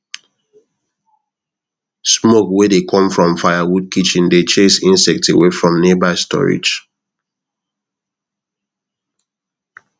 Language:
Nigerian Pidgin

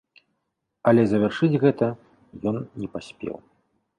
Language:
Belarusian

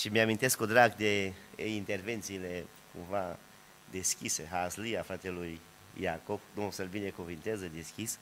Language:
Romanian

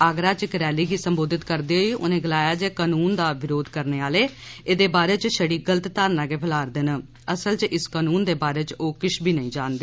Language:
Dogri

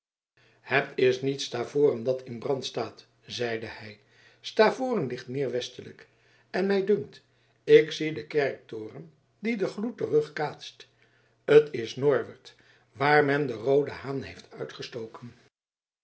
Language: Dutch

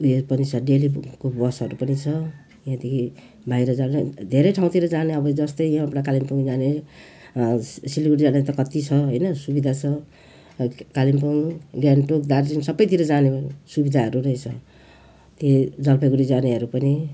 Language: Nepali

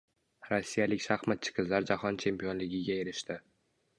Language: Uzbek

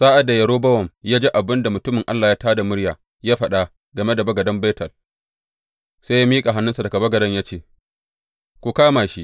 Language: Hausa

